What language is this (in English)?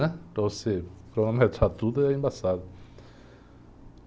Portuguese